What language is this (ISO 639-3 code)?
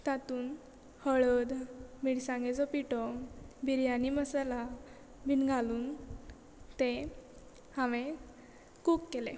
kok